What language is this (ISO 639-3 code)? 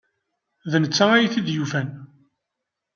kab